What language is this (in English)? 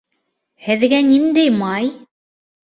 Bashkir